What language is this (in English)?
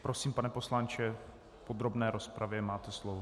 Czech